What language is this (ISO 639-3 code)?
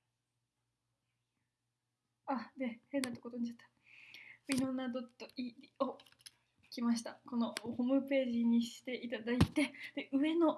jpn